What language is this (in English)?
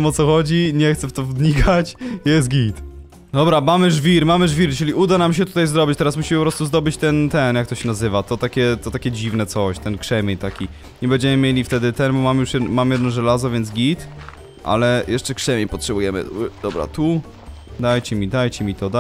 Polish